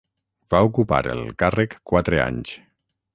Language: Catalan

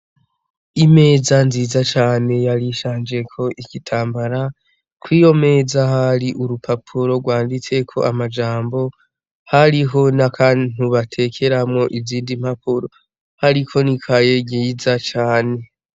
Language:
Rundi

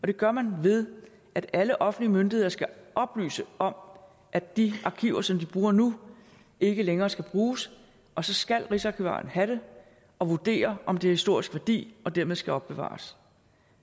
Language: Danish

